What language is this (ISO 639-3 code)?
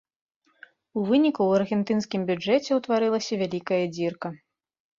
bel